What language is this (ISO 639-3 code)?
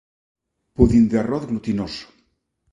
glg